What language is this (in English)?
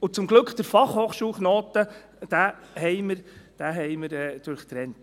Swiss German